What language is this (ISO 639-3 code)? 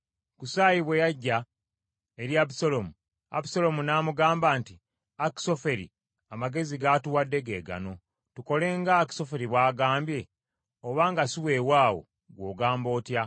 lug